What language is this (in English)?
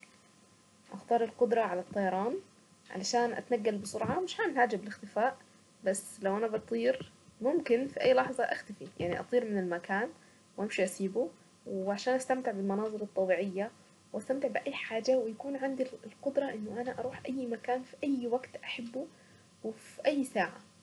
Saidi Arabic